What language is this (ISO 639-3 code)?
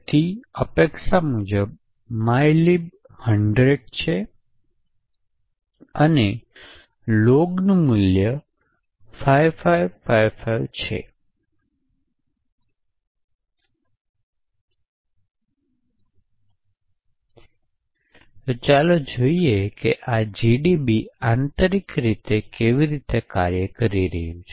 guj